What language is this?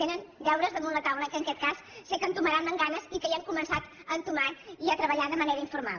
Catalan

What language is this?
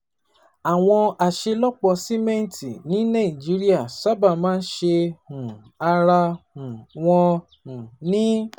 Yoruba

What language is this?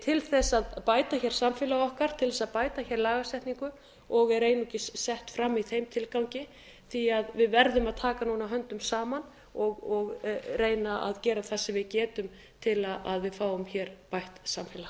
Icelandic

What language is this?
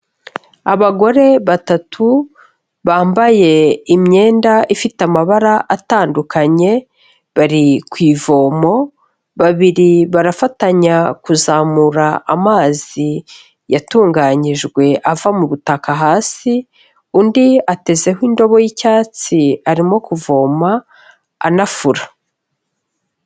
Kinyarwanda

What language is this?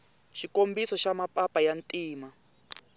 Tsonga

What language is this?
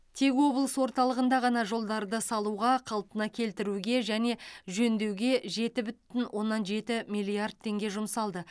Kazakh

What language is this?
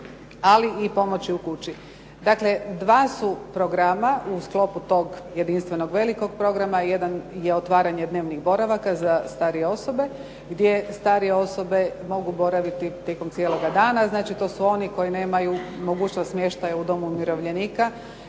Croatian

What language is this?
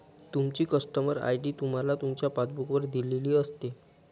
Marathi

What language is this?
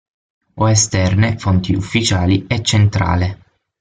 Italian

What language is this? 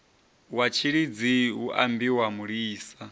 Venda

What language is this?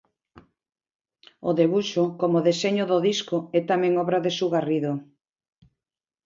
Galician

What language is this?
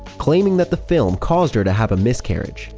English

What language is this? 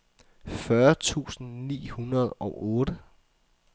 Danish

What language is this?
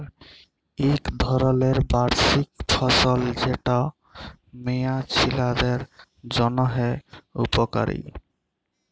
Bangla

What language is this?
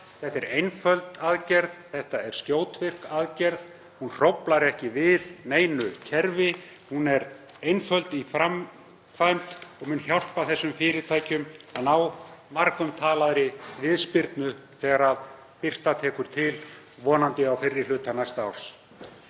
Icelandic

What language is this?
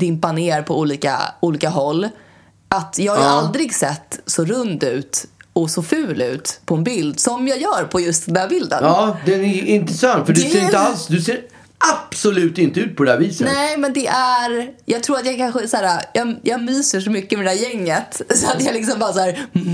Swedish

